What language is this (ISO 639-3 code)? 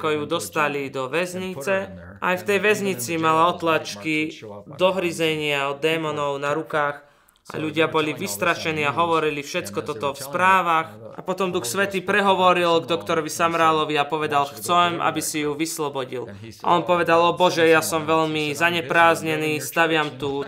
slk